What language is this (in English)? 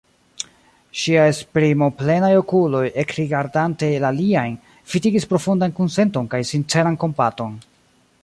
Esperanto